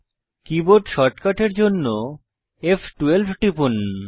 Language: Bangla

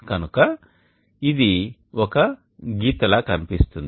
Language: Telugu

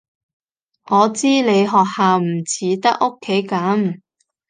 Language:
Cantonese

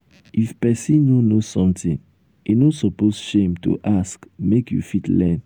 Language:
Nigerian Pidgin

